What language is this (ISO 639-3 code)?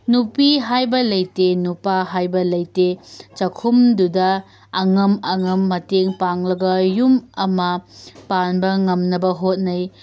mni